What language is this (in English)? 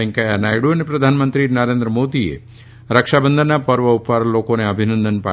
Gujarati